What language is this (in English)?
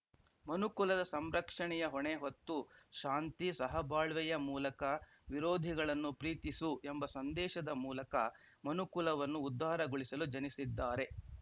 Kannada